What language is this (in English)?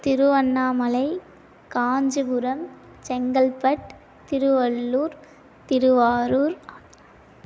Tamil